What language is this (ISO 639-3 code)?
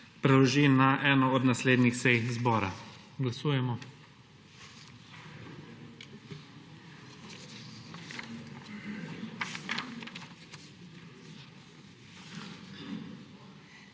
slv